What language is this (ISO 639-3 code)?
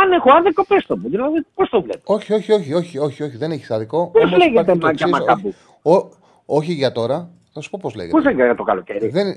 ell